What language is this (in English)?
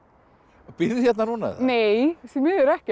Icelandic